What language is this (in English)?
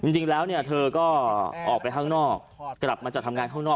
Thai